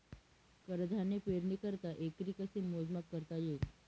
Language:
Marathi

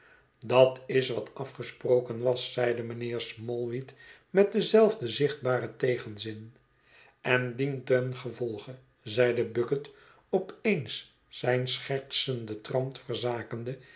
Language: Dutch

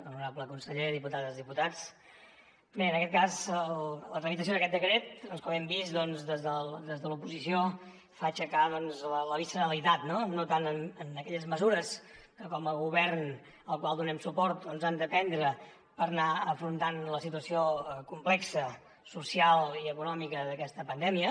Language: Catalan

